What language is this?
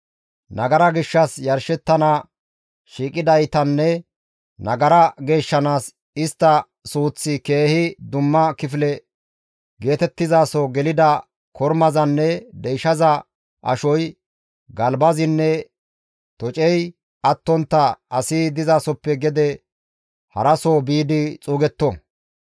Gamo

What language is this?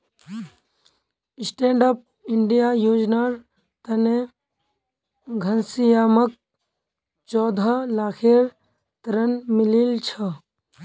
Magahi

